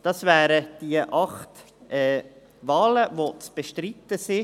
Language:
Swiss German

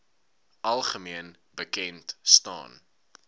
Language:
Afrikaans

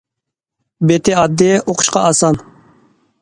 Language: Uyghur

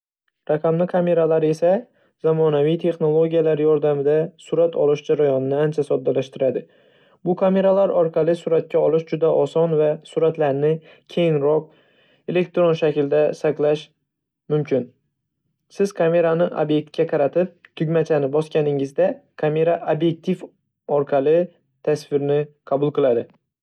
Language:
Uzbek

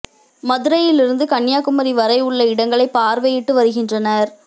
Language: Tamil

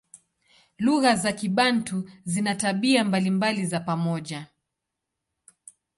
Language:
Swahili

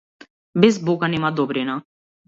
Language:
Macedonian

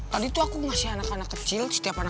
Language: Indonesian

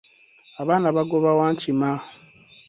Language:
Ganda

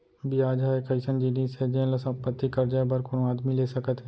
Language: Chhattisgarhi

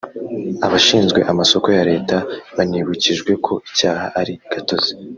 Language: Kinyarwanda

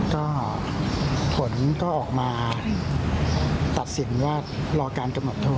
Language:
Thai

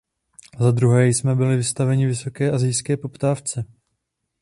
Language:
Czech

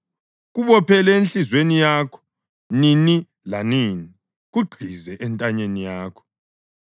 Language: North Ndebele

